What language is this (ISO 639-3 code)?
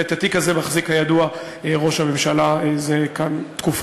heb